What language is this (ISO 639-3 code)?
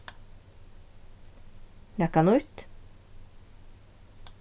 fao